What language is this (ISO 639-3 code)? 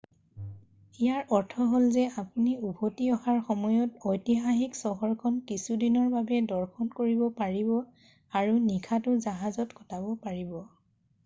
asm